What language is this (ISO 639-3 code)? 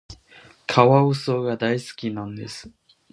jpn